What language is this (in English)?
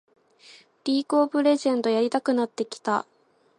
Japanese